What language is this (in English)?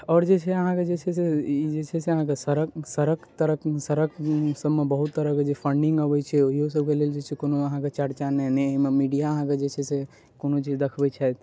Maithili